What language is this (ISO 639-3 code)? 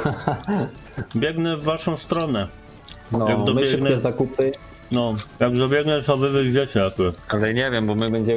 pol